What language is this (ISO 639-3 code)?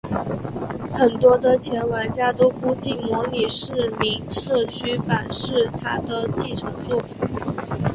zho